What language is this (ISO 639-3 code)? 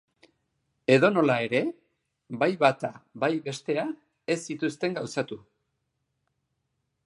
eus